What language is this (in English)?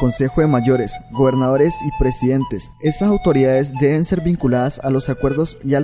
Spanish